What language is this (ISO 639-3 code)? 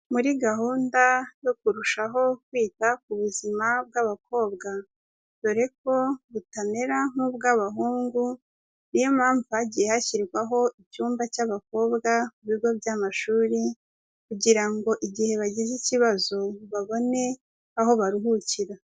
kin